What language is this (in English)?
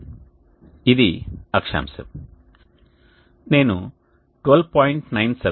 Telugu